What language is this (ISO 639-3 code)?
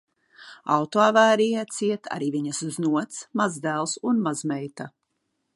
lav